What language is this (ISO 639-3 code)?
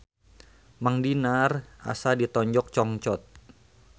sun